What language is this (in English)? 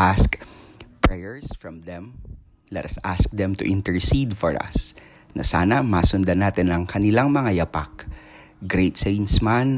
Filipino